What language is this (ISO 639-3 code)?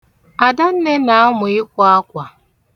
ibo